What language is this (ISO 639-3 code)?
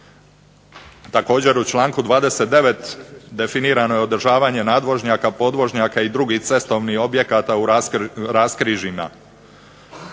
hrv